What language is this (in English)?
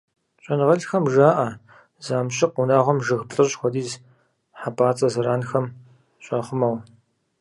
Kabardian